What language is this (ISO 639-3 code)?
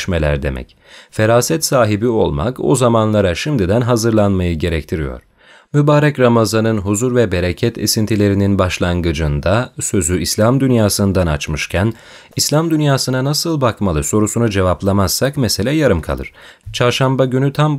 tur